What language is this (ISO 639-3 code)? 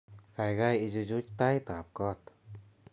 kln